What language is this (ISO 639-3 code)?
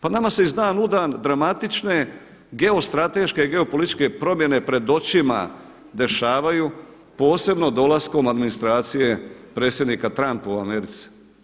hrv